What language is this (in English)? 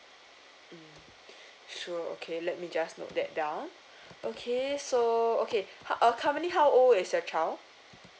English